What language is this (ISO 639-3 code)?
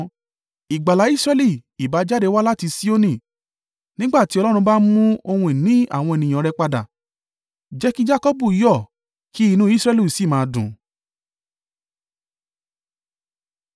yor